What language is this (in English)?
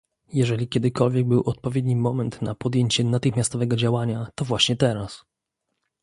Polish